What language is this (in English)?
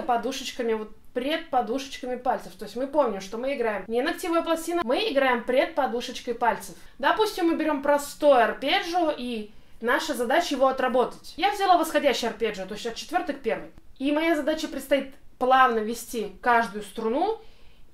Russian